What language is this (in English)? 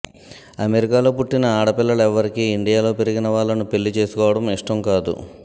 Telugu